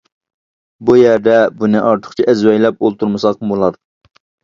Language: Uyghur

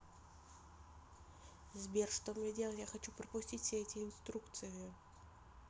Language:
Russian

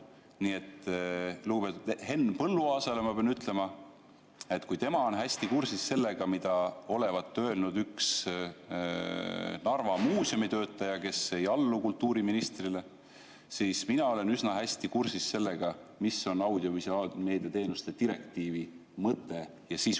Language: Estonian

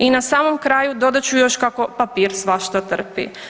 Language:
Croatian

